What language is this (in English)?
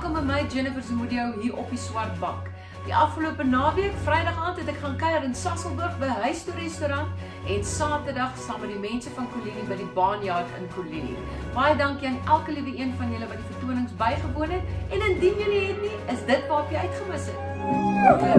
Dutch